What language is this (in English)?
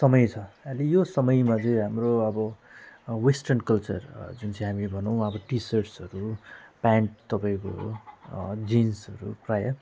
Nepali